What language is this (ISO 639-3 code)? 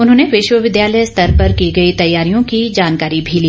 hin